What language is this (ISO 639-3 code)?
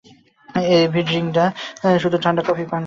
ben